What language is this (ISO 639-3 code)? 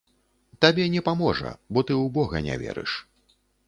bel